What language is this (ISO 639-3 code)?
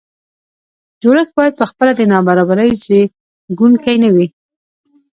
pus